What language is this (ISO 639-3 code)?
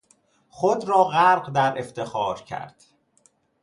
fas